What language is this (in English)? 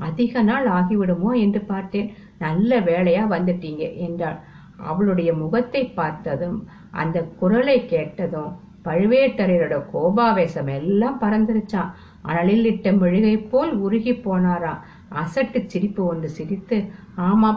Tamil